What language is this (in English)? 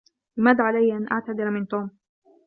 Arabic